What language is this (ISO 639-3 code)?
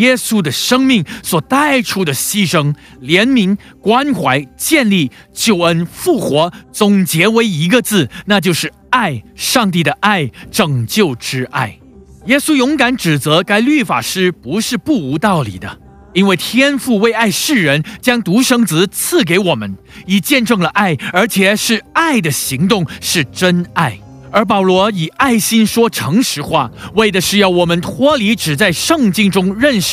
zho